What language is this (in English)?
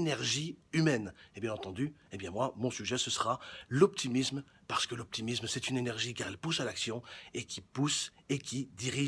French